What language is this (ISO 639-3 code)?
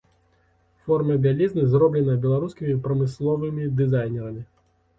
bel